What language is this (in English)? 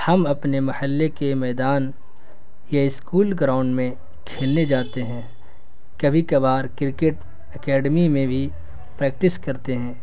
Urdu